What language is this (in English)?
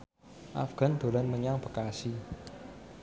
Javanese